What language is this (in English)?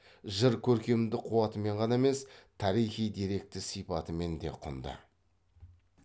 Kazakh